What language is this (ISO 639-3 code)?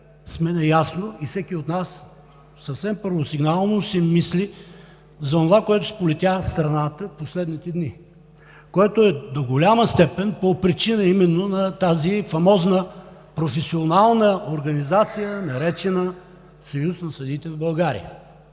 bul